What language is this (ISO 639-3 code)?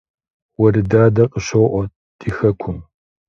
kbd